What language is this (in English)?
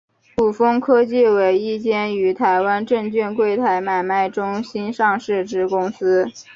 Chinese